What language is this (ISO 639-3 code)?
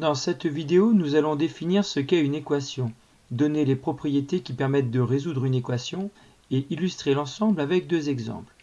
fra